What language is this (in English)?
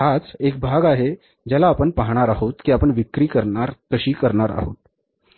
Marathi